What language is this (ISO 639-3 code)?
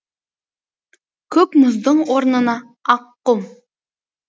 kaz